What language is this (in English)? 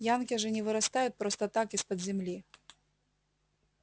Russian